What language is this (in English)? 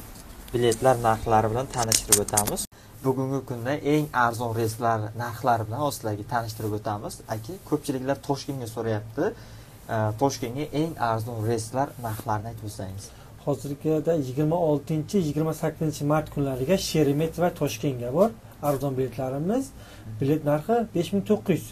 Turkish